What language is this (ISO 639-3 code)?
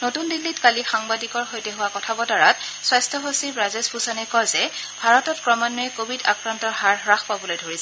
asm